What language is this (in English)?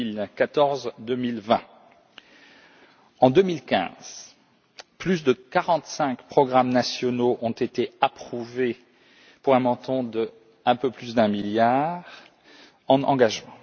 French